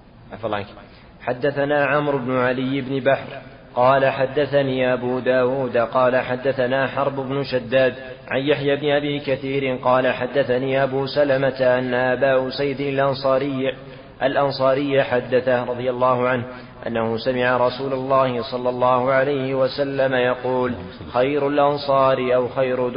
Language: Arabic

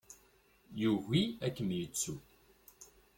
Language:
Kabyle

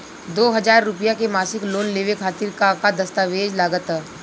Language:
Bhojpuri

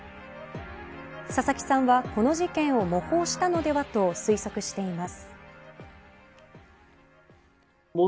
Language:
Japanese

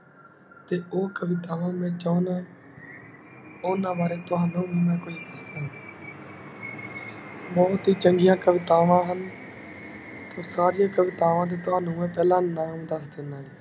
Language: Punjabi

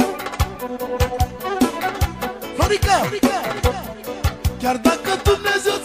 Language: Romanian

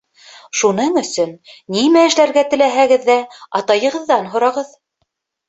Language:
Bashkir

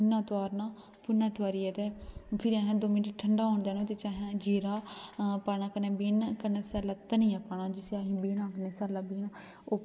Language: Dogri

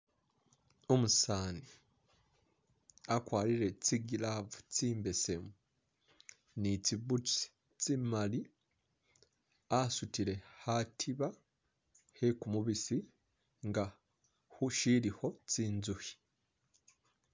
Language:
Masaaba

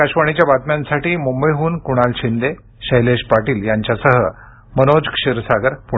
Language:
Marathi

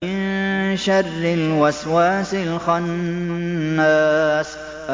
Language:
Arabic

